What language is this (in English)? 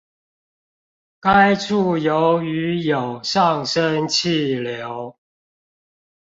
Chinese